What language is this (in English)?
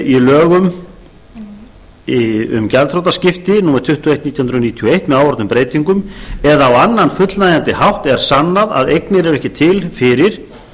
Icelandic